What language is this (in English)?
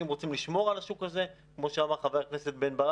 Hebrew